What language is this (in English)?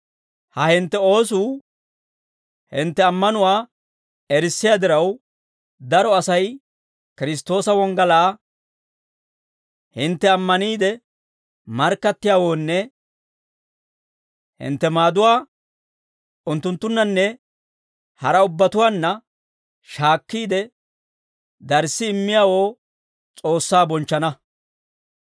Dawro